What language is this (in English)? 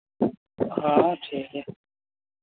Santali